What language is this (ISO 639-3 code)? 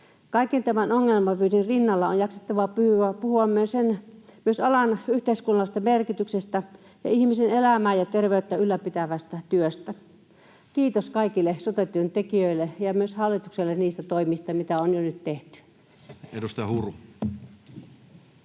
fin